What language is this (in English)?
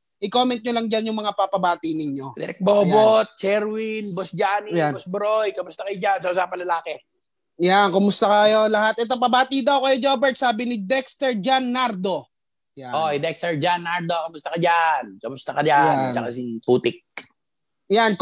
Filipino